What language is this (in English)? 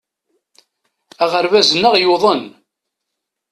Kabyle